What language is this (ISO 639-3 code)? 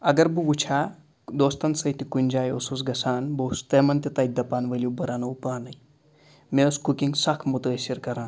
kas